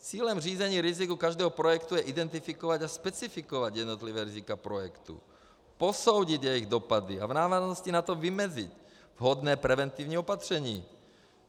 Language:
Czech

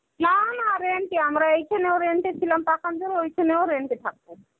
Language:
Bangla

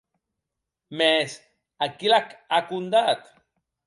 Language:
Occitan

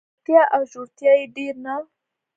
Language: Pashto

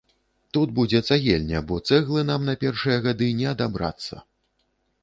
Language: Belarusian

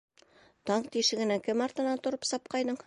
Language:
Bashkir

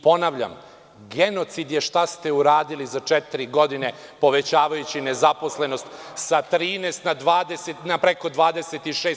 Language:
Serbian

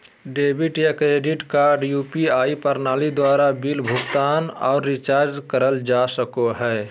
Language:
Magahi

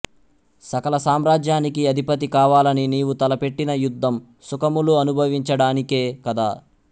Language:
Telugu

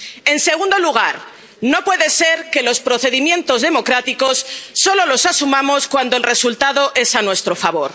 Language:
Spanish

